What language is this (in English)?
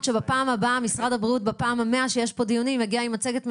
Hebrew